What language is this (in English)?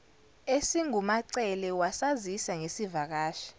Zulu